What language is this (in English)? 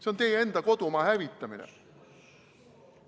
Estonian